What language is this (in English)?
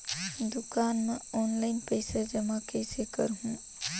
Chhattisgarhi